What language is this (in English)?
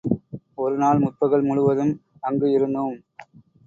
Tamil